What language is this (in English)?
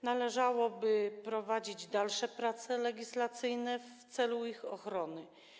Polish